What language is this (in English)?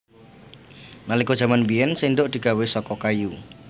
Javanese